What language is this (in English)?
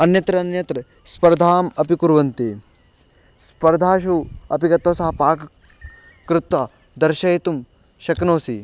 Sanskrit